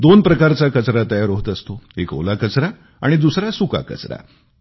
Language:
Marathi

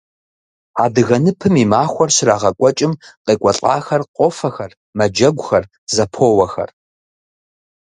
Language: Kabardian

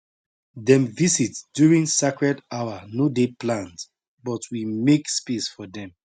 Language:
Nigerian Pidgin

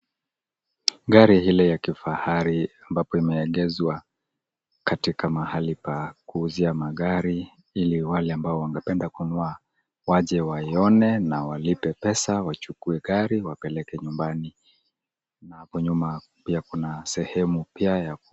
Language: Swahili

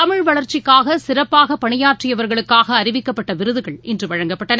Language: Tamil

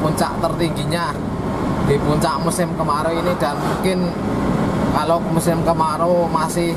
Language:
Indonesian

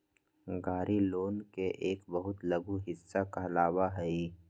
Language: Magahi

